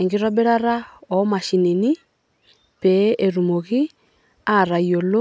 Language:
Masai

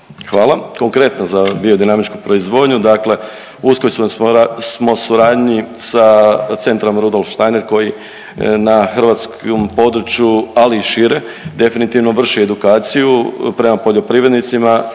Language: Croatian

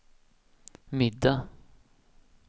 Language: Swedish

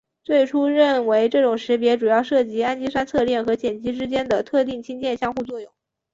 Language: Chinese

